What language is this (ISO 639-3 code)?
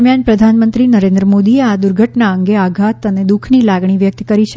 guj